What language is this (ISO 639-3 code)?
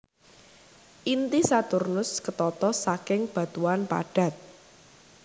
jav